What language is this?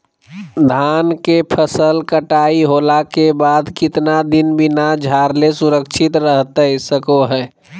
Magahi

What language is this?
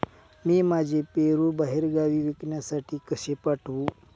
Marathi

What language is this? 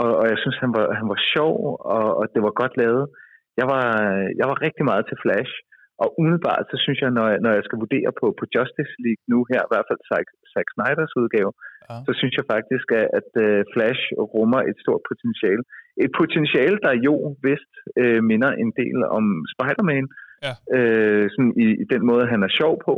Danish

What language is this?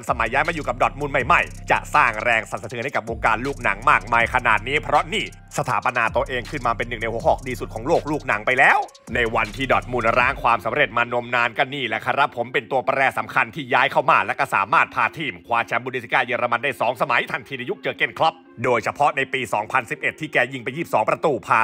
Thai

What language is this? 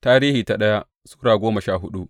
Hausa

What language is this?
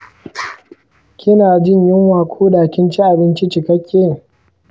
Hausa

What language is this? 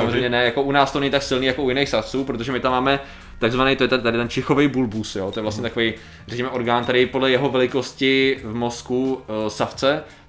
Czech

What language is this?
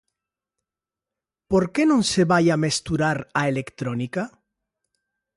Galician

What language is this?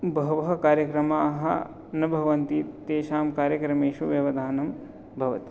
Sanskrit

